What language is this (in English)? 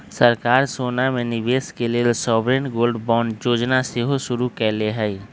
Magahi